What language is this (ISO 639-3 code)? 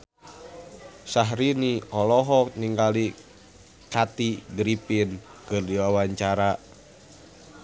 sun